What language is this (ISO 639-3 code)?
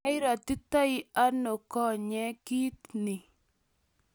kln